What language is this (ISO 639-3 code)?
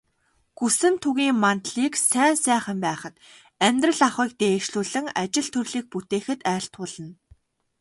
mon